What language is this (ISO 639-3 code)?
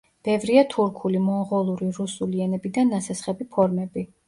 kat